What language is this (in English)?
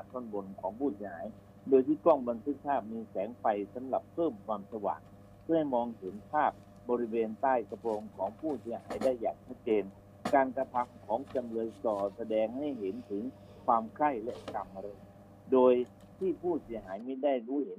Thai